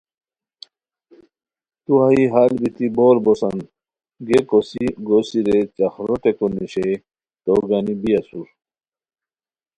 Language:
Khowar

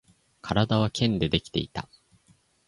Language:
Japanese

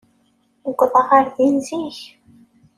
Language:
Kabyle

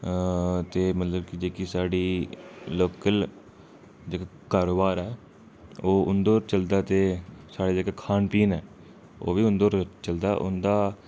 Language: Dogri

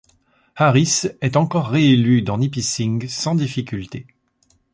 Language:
French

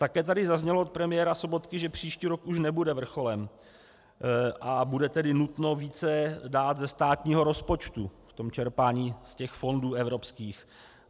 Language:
Czech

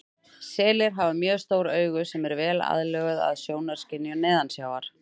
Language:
Icelandic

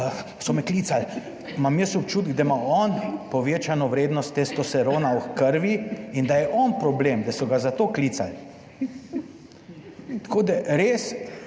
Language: Slovenian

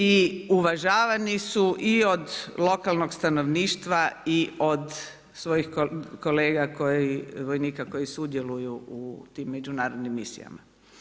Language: Croatian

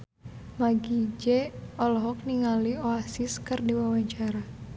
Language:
Sundanese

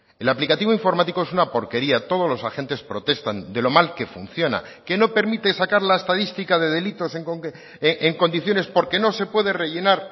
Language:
Spanish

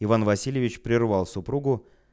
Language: Russian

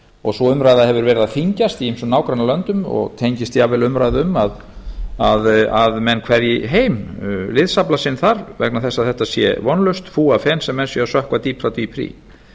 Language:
Icelandic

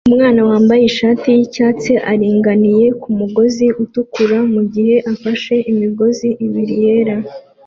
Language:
Kinyarwanda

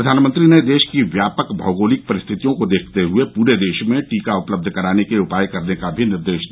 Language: Hindi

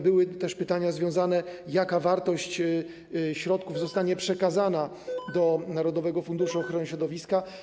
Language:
Polish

